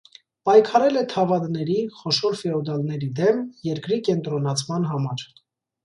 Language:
Armenian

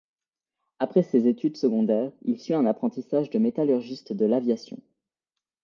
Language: French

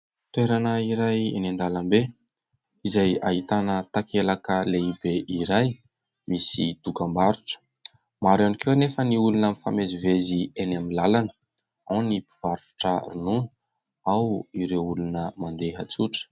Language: Malagasy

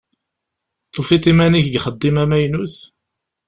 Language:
Kabyle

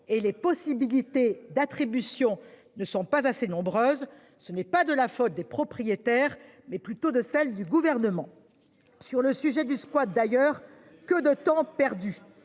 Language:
French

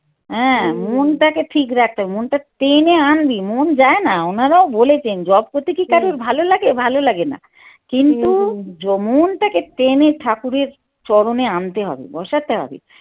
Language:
Bangla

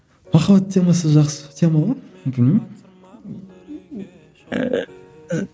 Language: Kazakh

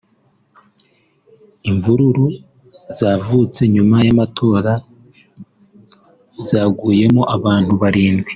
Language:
Kinyarwanda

